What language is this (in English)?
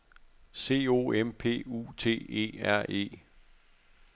Danish